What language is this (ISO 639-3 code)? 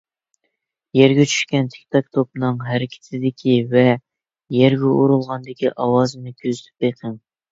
uig